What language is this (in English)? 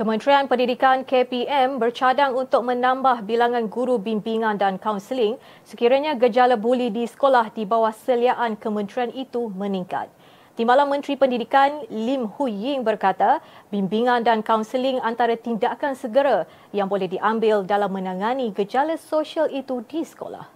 Malay